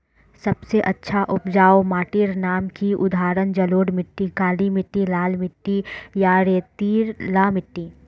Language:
Magahi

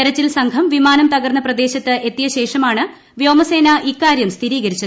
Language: Malayalam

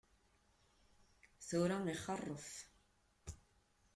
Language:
Kabyle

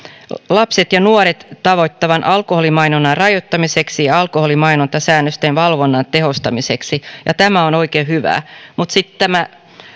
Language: Finnish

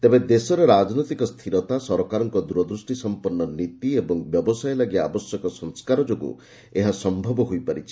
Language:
Odia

